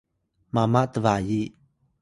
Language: Atayal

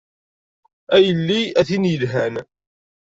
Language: Kabyle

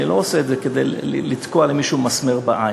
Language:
Hebrew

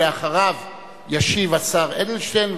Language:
Hebrew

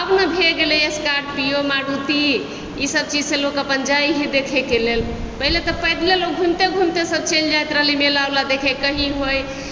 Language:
Maithili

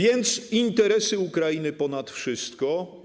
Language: Polish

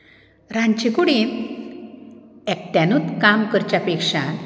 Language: Konkani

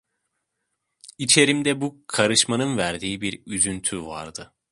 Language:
Turkish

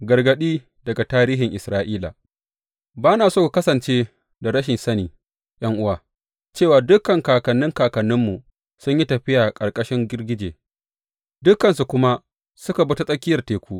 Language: Hausa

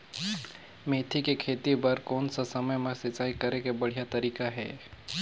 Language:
Chhattisgarhi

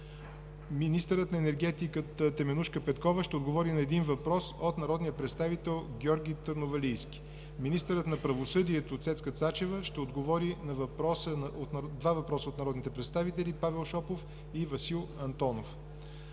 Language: Bulgarian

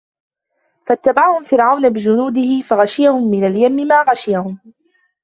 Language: Arabic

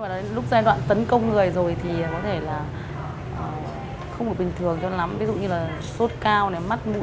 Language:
Vietnamese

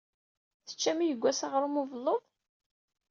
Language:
Kabyle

